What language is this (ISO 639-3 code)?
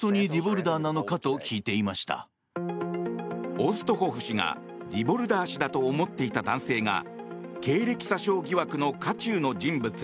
jpn